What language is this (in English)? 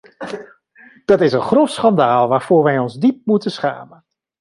Dutch